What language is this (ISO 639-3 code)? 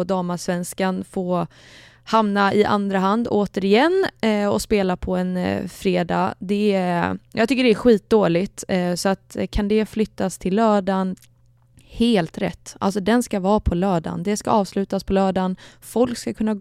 swe